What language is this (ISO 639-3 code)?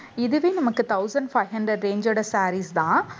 tam